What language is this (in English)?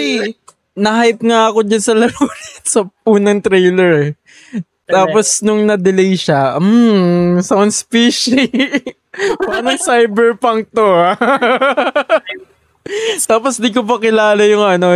Filipino